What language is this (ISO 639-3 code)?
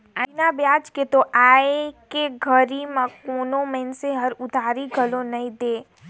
hne